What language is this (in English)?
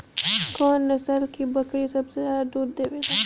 Bhojpuri